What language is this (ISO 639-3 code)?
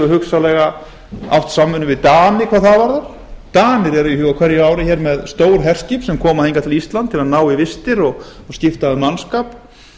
isl